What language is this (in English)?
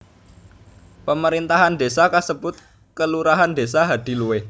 Javanese